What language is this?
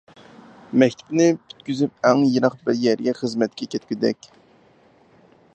Uyghur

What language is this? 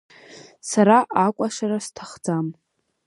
Abkhazian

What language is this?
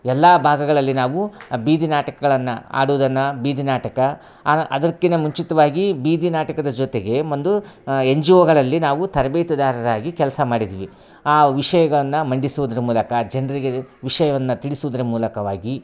Kannada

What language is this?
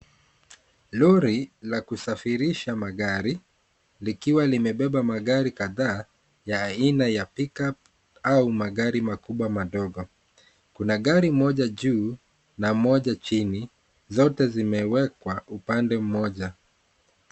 Swahili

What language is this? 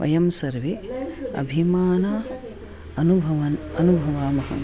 Sanskrit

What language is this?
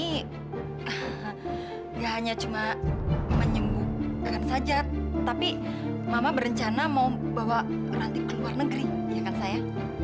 Indonesian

